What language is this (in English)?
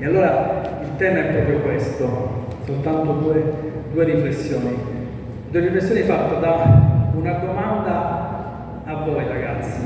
Italian